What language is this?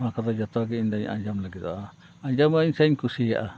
Santali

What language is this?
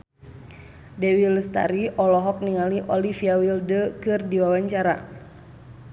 Sundanese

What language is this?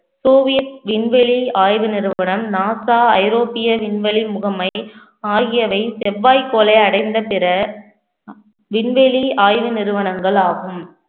Tamil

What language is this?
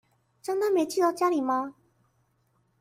Chinese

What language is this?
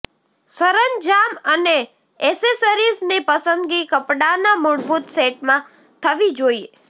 Gujarati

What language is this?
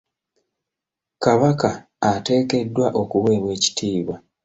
Ganda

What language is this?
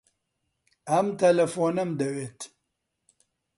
Central Kurdish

